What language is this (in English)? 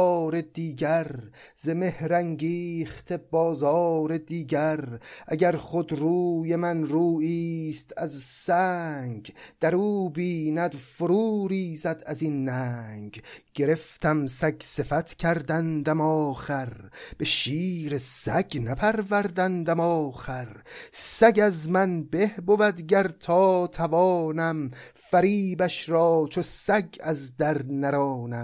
Persian